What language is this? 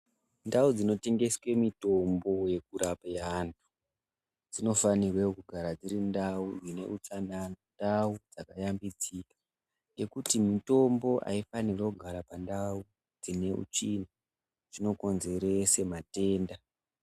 Ndau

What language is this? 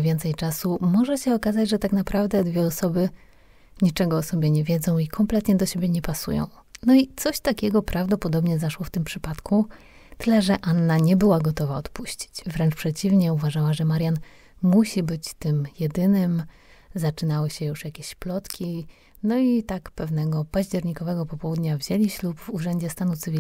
Polish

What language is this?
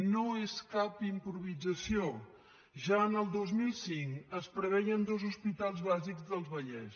Catalan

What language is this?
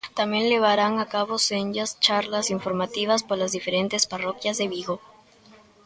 Galician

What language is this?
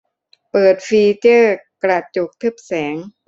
Thai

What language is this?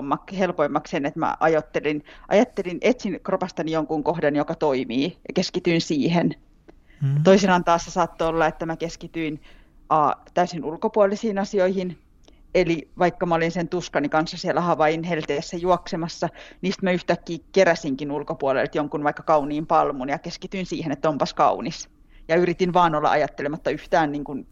Finnish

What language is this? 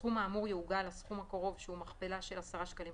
Hebrew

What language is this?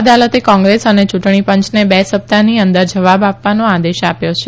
Gujarati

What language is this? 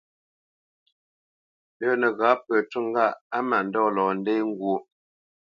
Bamenyam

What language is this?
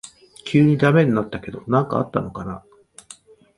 Japanese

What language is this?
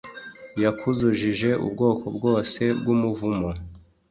Kinyarwanda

